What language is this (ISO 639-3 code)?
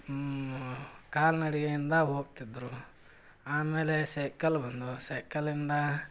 kan